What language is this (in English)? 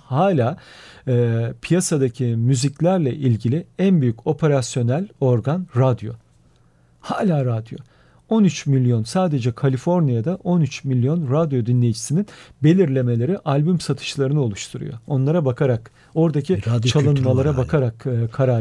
Turkish